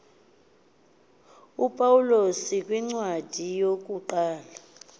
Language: Xhosa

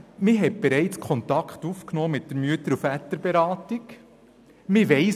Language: Swiss German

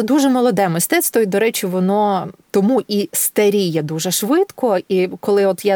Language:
Ukrainian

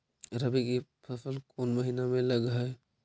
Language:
Magahi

